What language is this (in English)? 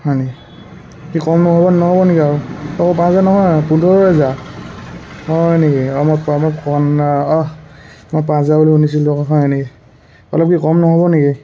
Assamese